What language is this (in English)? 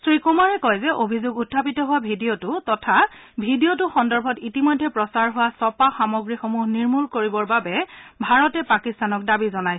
Assamese